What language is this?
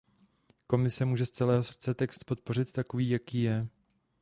Czech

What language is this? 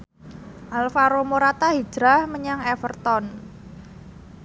Javanese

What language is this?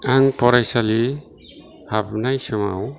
Bodo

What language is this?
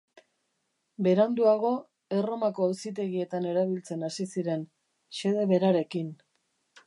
Basque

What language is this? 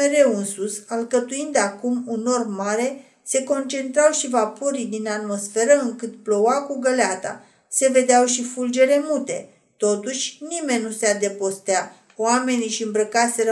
Romanian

